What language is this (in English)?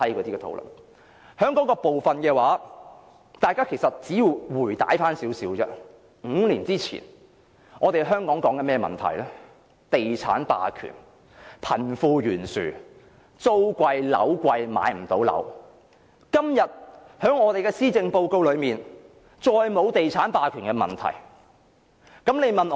Cantonese